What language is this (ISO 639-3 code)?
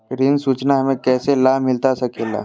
mag